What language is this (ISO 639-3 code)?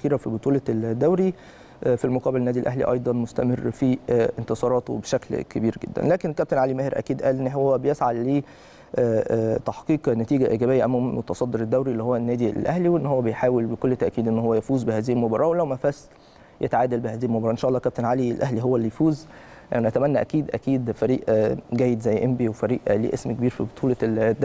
ara